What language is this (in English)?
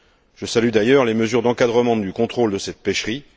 French